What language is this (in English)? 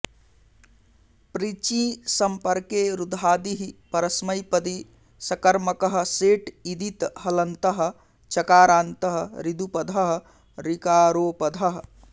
Sanskrit